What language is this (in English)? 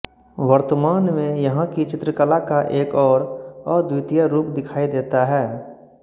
Hindi